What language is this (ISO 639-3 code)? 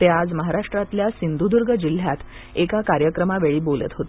mar